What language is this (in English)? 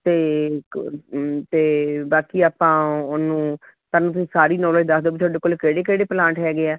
Punjabi